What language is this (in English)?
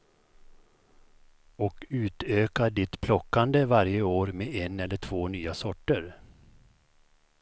Swedish